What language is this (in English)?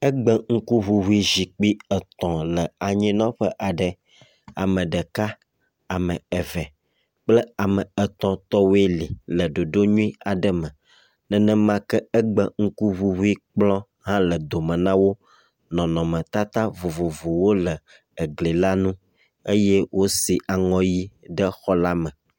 Ewe